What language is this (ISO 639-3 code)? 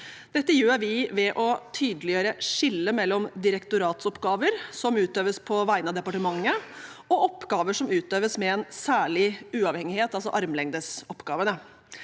nor